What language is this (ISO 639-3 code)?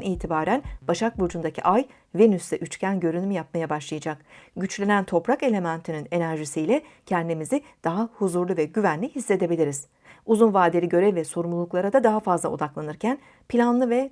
tur